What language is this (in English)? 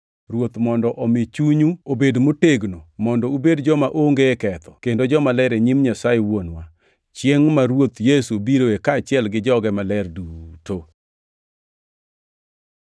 Luo (Kenya and Tanzania)